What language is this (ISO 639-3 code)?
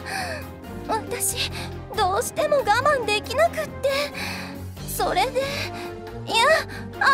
jpn